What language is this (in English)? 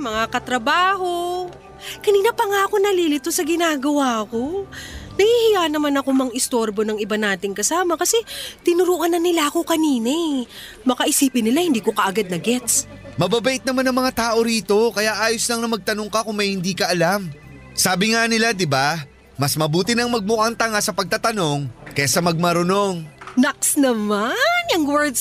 Filipino